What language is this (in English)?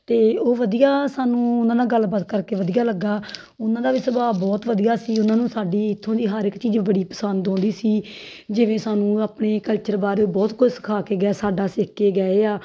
Punjabi